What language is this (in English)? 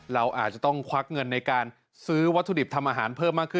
Thai